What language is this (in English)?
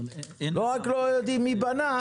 Hebrew